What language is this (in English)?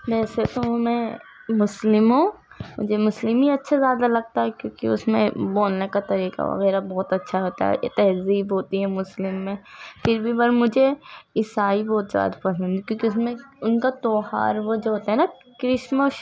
Urdu